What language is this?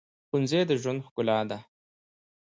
Pashto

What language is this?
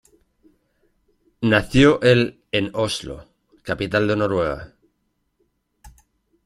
Spanish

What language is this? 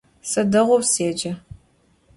Adyghe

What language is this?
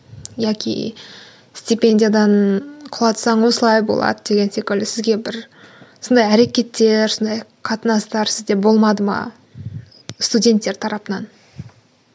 Kazakh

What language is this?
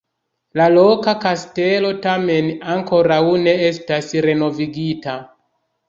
Esperanto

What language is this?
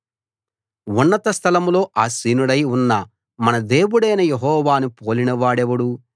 Telugu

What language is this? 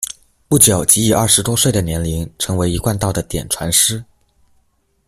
Chinese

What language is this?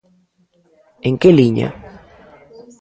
Galician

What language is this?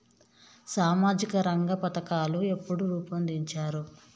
Telugu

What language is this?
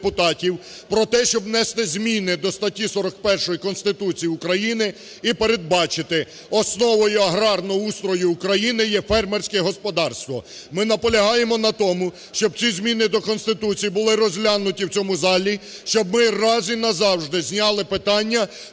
Ukrainian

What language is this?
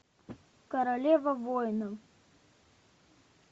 Russian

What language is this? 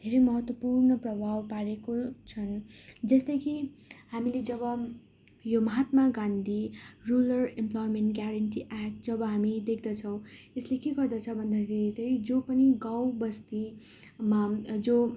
Nepali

